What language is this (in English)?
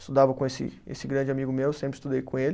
Portuguese